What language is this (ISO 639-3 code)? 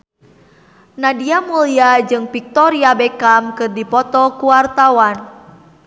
sun